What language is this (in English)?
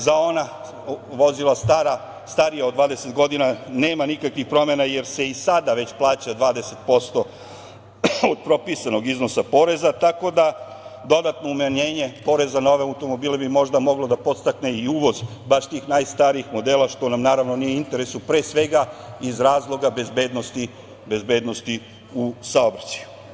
Serbian